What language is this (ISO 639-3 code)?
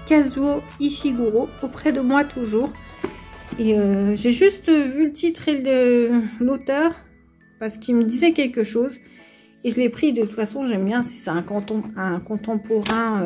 fra